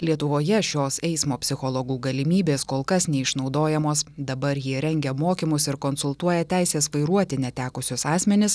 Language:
Lithuanian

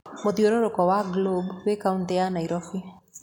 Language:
Kikuyu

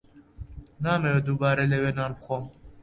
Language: Central Kurdish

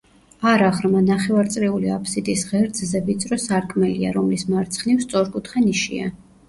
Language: Georgian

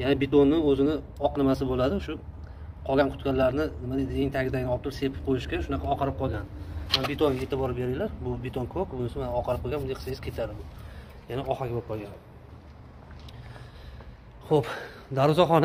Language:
Turkish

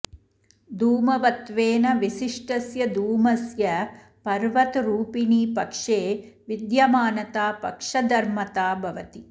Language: Sanskrit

